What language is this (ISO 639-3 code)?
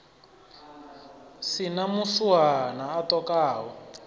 ven